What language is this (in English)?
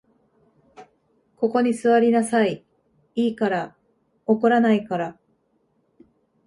Japanese